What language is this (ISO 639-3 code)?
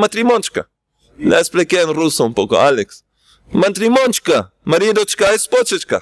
spa